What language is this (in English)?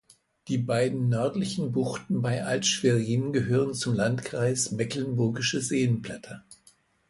German